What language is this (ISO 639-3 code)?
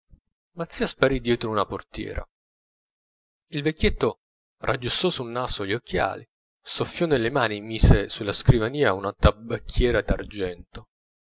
ita